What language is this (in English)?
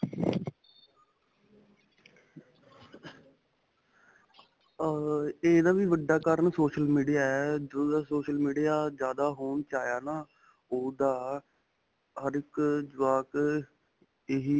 Punjabi